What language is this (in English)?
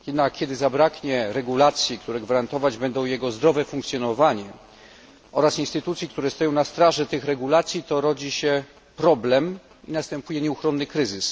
Polish